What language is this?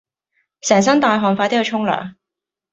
Cantonese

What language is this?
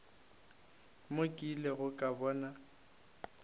Northern Sotho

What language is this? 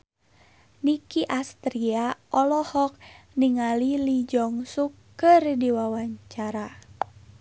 Sundanese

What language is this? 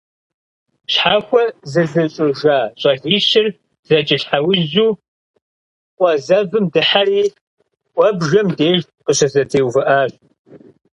Kabardian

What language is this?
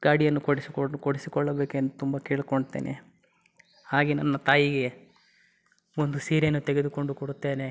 Kannada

